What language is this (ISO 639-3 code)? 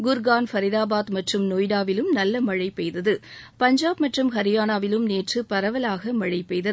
tam